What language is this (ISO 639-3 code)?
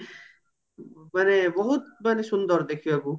ori